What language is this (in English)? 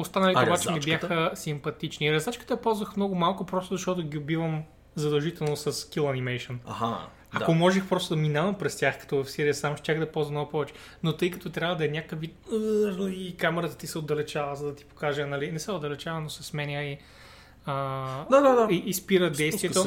Bulgarian